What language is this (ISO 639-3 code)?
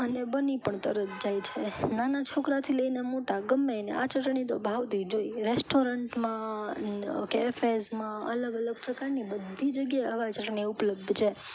guj